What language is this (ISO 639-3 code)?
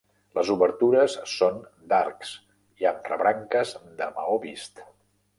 cat